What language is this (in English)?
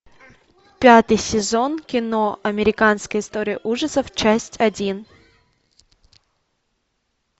Russian